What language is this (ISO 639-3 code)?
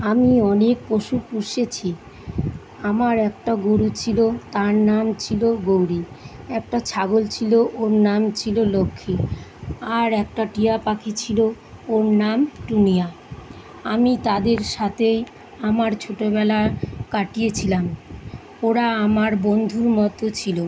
ben